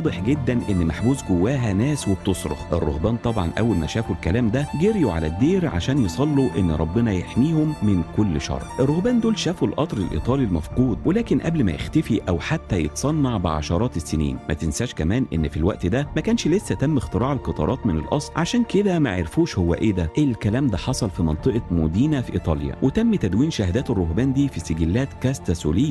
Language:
Arabic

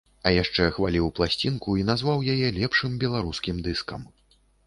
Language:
Belarusian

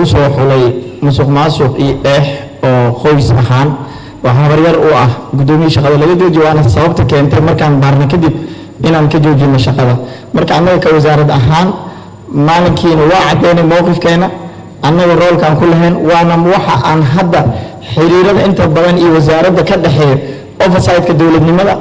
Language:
Arabic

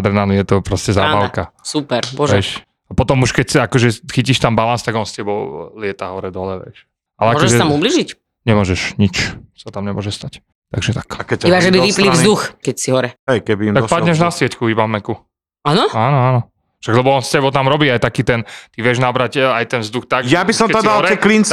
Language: Slovak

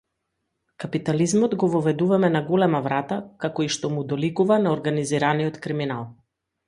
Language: Macedonian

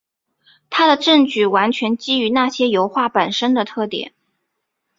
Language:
Chinese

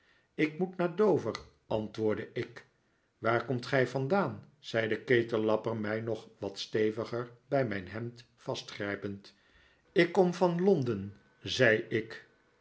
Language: Dutch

